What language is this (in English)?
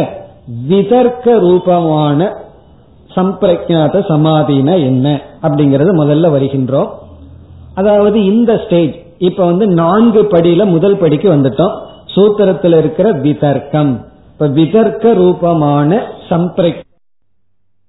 Tamil